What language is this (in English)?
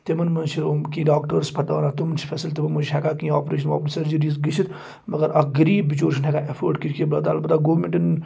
Kashmiri